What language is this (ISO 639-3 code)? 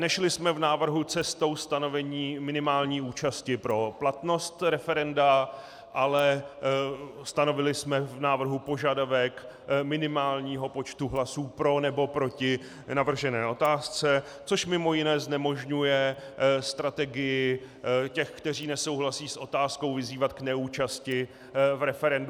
ces